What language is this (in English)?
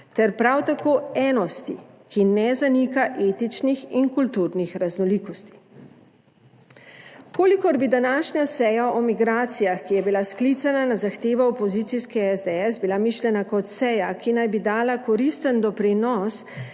Slovenian